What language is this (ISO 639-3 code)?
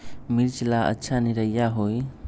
mag